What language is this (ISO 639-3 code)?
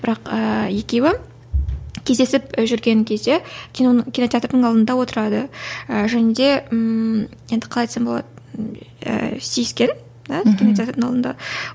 kaz